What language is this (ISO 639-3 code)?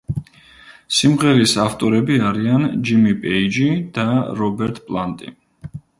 kat